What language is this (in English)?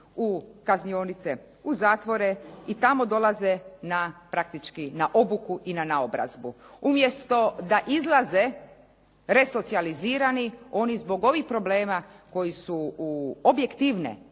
Croatian